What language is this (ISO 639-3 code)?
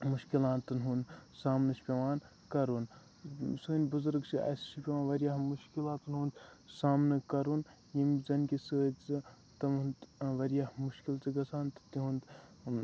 kas